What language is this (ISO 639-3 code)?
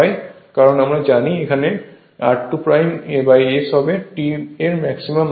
ben